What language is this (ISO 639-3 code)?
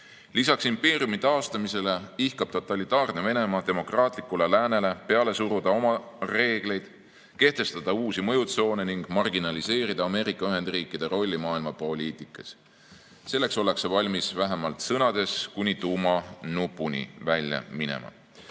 est